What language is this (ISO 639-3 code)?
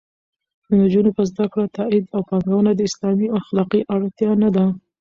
pus